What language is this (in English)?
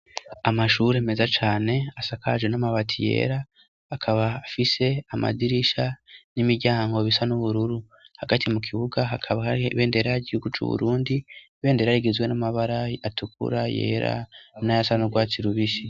Rundi